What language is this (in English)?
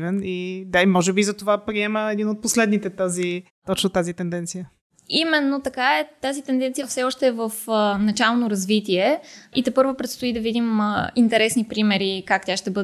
Bulgarian